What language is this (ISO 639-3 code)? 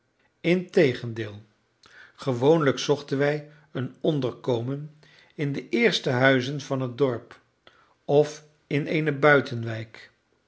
nld